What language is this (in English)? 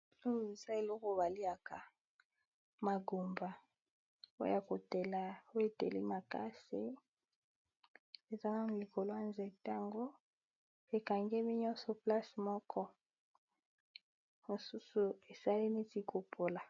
Lingala